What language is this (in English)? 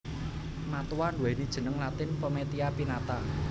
Javanese